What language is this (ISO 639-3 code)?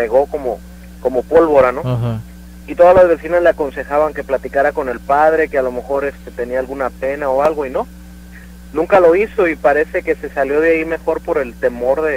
spa